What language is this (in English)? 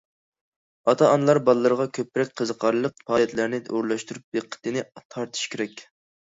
Uyghur